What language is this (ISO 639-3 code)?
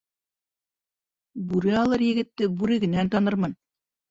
bak